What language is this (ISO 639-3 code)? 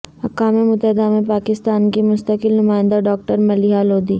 urd